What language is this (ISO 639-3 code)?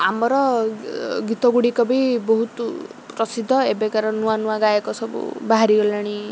ori